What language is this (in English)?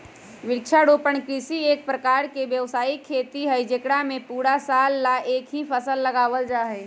Magahi